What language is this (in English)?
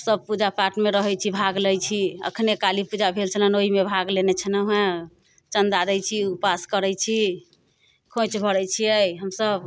Maithili